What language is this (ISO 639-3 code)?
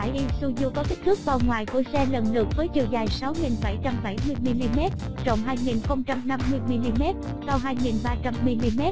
vie